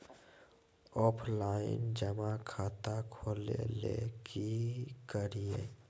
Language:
Magahi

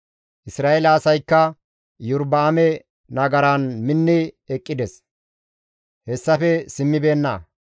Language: Gamo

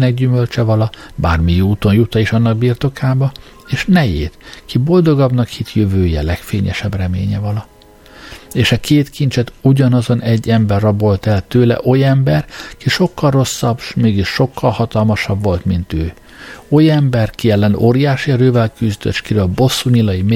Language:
Hungarian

